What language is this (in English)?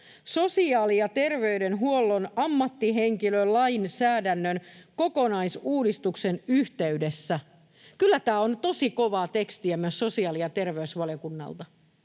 Finnish